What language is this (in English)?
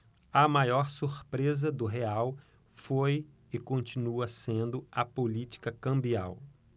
Portuguese